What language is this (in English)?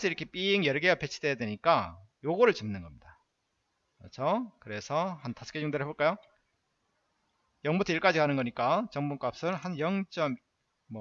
Korean